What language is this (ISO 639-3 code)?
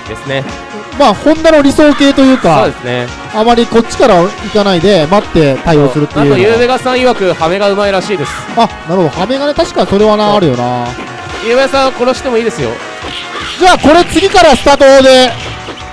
jpn